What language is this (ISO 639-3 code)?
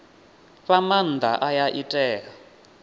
ven